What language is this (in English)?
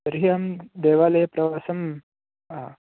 Sanskrit